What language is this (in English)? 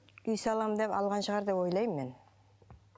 Kazakh